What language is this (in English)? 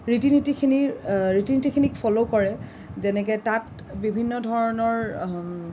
Assamese